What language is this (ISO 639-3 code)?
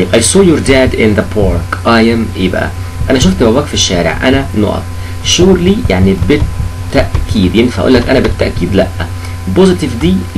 ara